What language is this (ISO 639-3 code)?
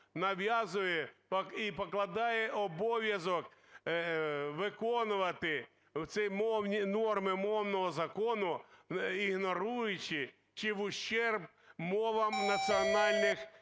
ukr